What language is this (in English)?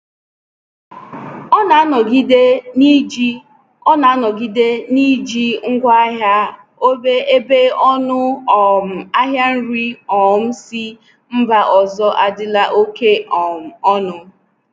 Igbo